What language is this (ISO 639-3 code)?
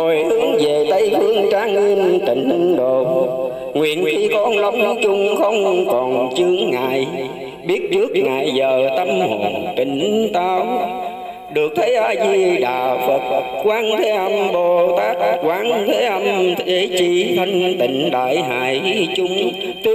vie